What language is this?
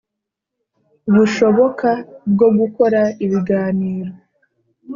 Kinyarwanda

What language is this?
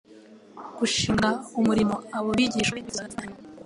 Kinyarwanda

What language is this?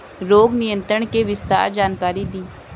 Bhojpuri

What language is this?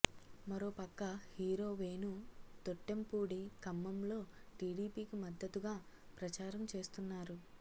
Telugu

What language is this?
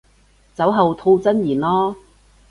Cantonese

